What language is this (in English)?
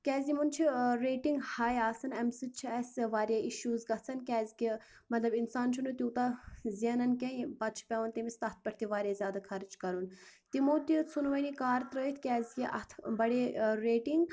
Kashmiri